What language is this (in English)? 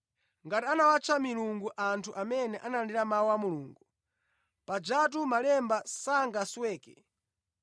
Nyanja